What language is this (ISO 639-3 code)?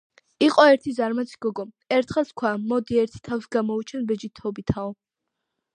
kat